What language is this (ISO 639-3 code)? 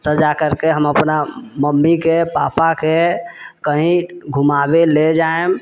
mai